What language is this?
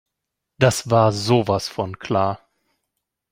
German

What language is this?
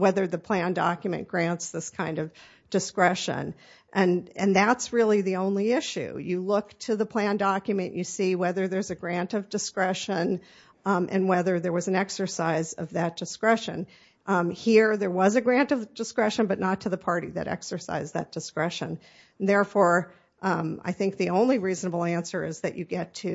English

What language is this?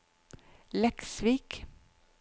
Norwegian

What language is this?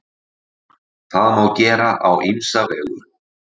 Icelandic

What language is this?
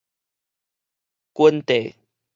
Min Nan Chinese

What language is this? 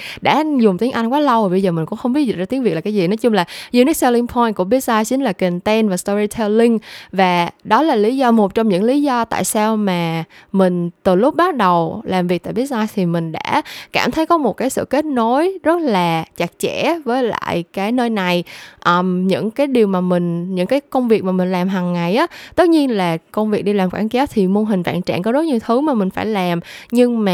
Vietnamese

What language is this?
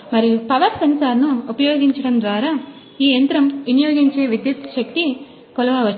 Telugu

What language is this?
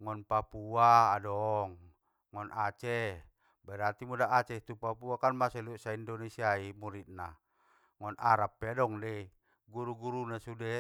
Batak Mandailing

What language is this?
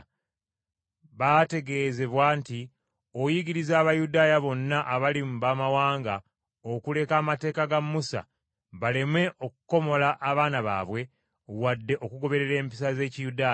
Ganda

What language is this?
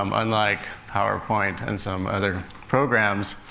English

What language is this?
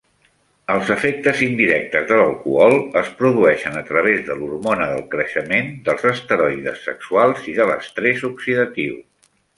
Catalan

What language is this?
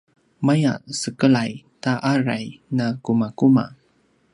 Paiwan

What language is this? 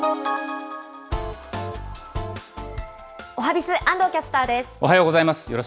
Japanese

